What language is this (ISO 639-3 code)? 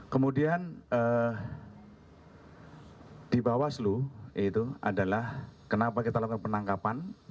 ind